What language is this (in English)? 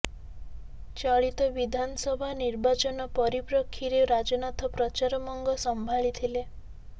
Odia